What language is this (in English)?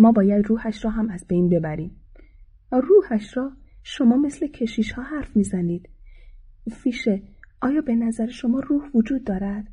Persian